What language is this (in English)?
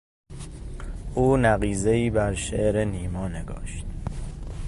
Persian